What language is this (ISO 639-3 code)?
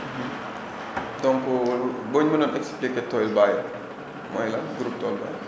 wol